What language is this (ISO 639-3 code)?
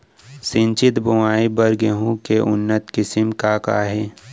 hne